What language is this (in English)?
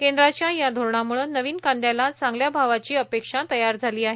Marathi